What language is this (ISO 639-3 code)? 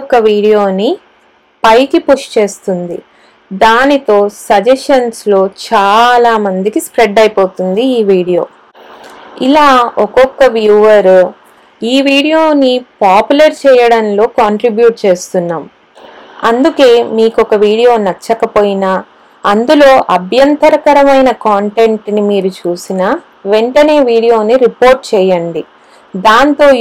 tel